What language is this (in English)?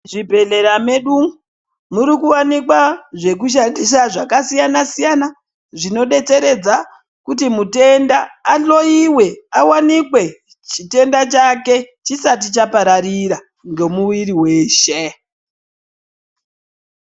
Ndau